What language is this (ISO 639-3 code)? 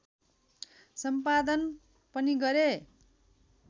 nep